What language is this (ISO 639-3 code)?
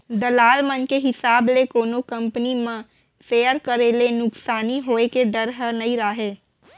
hne